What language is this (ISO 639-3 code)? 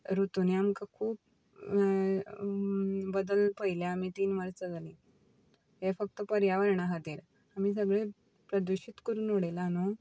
kok